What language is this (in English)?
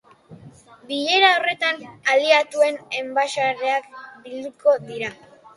Basque